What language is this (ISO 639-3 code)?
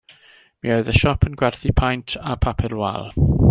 cym